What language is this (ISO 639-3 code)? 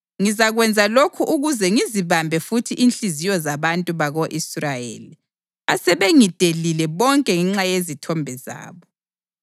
nde